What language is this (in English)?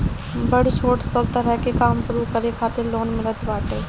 Bhojpuri